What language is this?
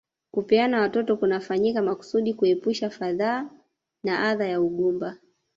Swahili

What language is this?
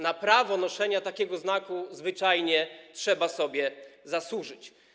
Polish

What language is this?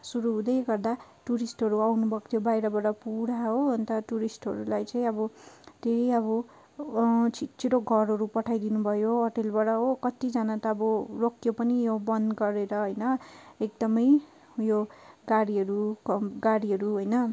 Nepali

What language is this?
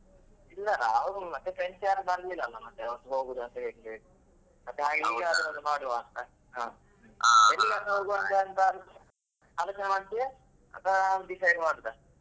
Kannada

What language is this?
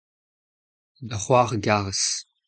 Breton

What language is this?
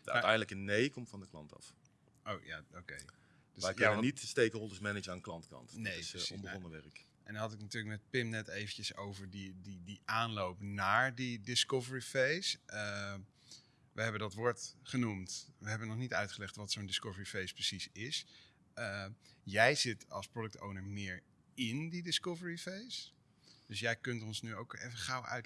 Dutch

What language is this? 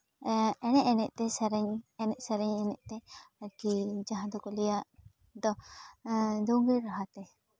Santali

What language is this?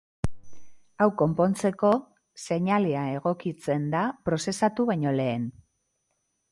Basque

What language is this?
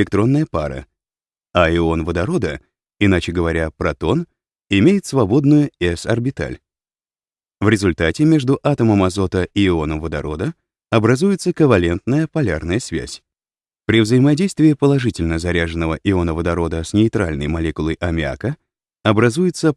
Russian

